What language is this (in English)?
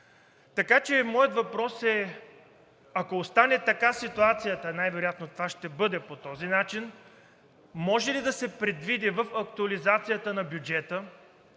Bulgarian